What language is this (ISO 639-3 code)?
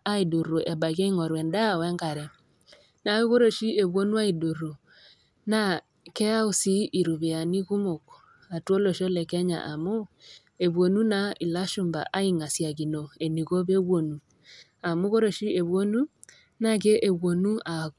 mas